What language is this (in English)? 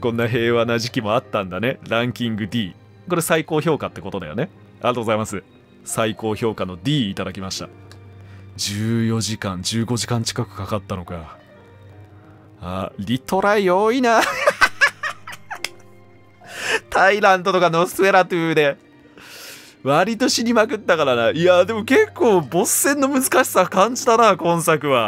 Japanese